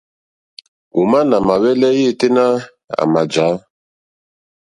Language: Mokpwe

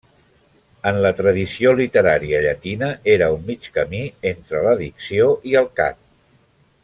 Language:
Catalan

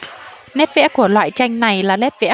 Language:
Vietnamese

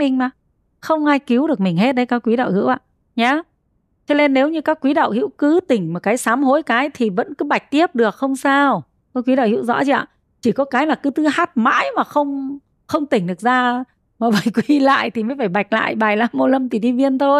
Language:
Vietnamese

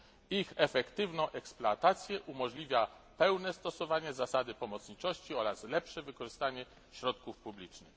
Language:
Polish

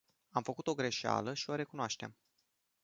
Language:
Romanian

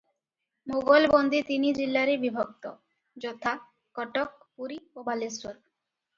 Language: Odia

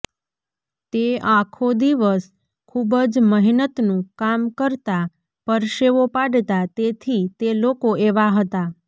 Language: Gujarati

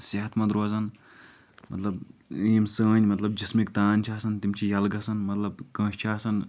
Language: Kashmiri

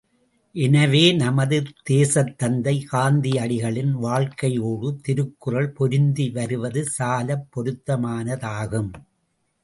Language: Tamil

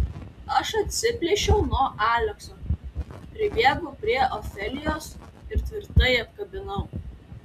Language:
Lithuanian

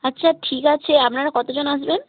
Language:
Bangla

